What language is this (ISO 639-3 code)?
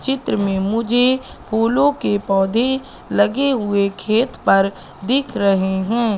hin